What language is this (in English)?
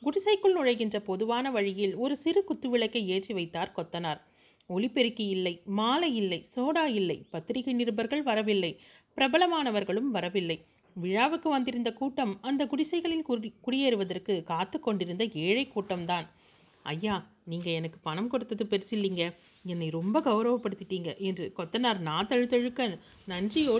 Tamil